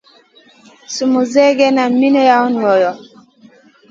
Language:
Masana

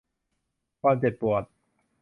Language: Thai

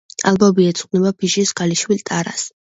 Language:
Georgian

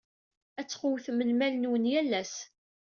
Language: Kabyle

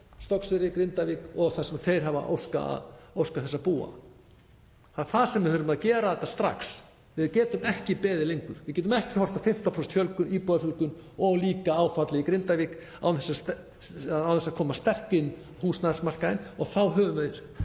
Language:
Icelandic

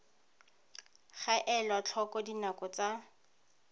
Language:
Tswana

